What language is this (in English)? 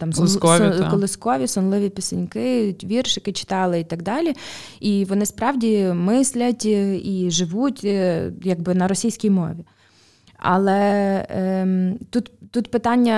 Ukrainian